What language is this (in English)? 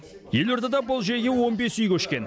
Kazakh